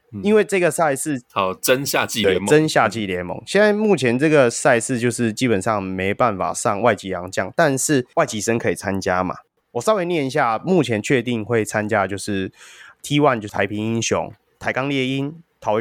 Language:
Chinese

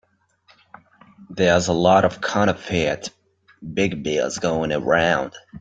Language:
English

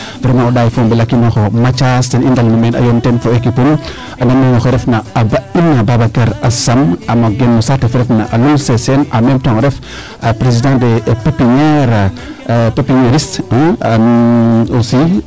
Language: Serer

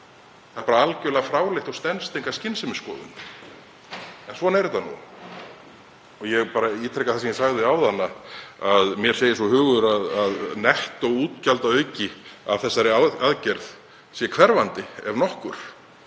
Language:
Icelandic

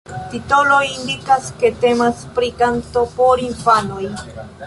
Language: Esperanto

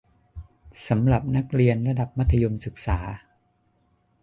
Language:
Thai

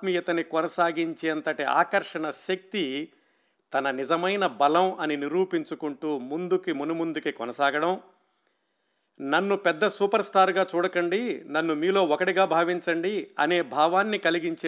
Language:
Telugu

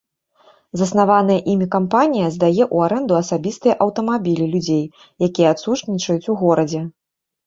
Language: Belarusian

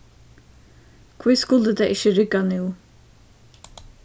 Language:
Faroese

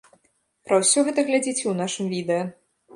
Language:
Belarusian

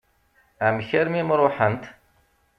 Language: Kabyle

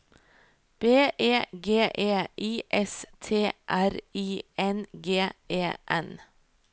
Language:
Norwegian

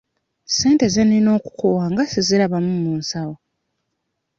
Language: Ganda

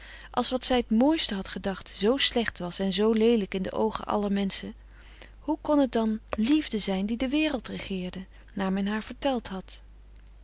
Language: Dutch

